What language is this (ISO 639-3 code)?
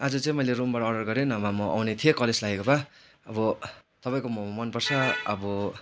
nep